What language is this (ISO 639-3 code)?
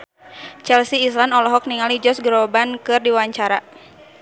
sun